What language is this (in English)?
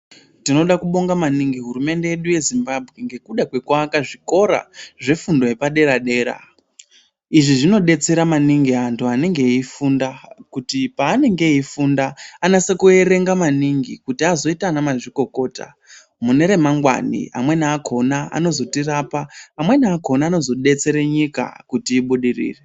Ndau